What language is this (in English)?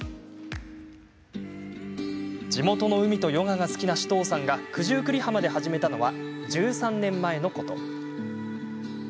Japanese